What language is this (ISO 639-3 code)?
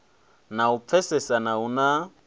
ven